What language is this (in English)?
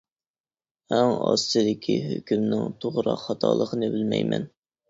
Uyghur